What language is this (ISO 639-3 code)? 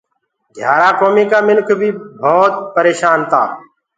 ggg